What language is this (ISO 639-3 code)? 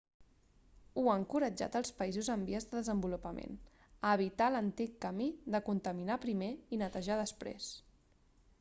cat